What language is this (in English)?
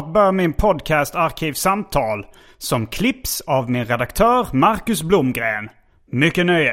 Swedish